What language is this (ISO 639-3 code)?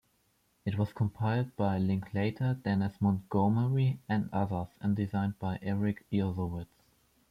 eng